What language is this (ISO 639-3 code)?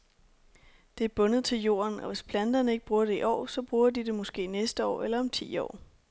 dan